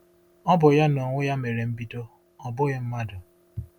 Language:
Igbo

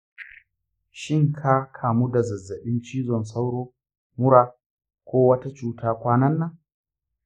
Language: Hausa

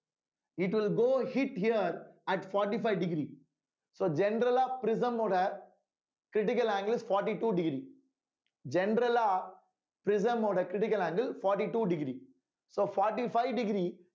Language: Tamil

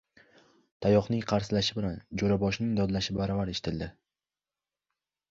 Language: Uzbek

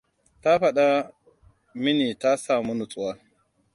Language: Hausa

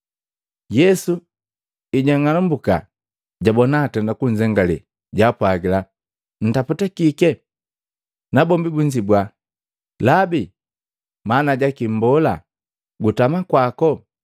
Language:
Matengo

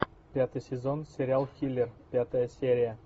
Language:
Russian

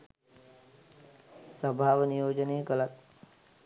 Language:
Sinhala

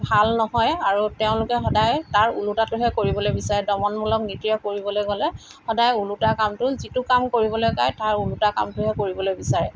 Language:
Assamese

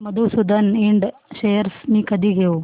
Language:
Marathi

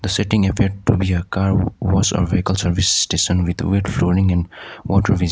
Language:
English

